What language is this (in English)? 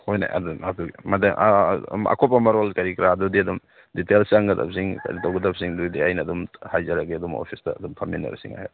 Manipuri